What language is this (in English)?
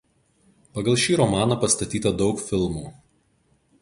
Lithuanian